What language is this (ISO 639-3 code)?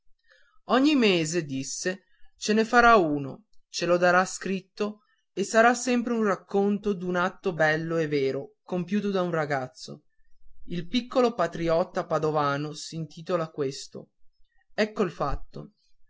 ita